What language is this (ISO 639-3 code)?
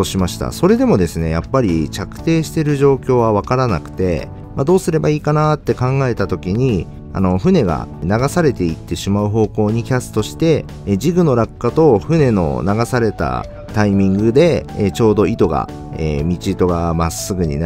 jpn